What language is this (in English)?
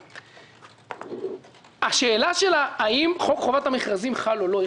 Hebrew